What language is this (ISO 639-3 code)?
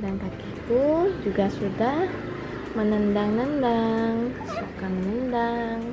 ind